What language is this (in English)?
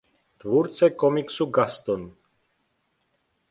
Czech